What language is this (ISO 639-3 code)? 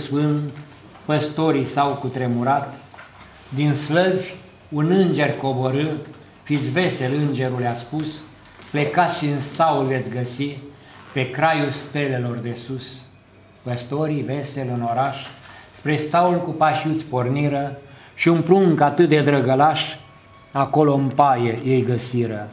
ron